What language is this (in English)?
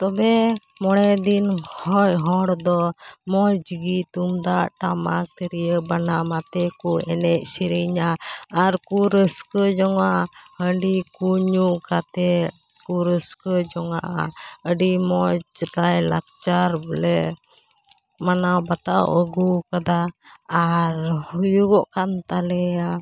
Santali